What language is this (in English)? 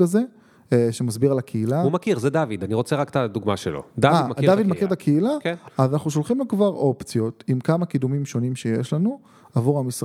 Hebrew